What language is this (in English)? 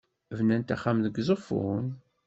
Kabyle